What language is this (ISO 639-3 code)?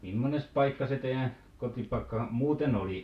fin